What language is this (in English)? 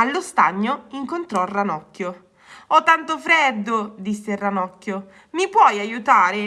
Italian